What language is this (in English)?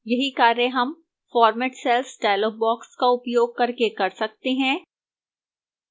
Hindi